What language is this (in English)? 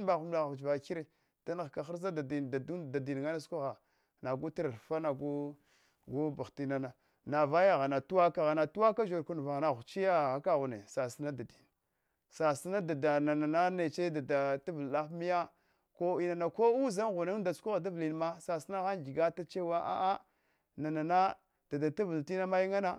Hwana